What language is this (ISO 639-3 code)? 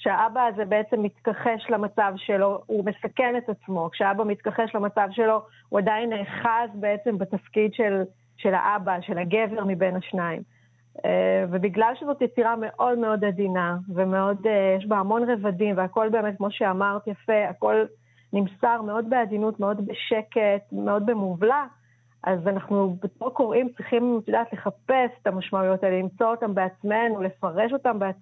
heb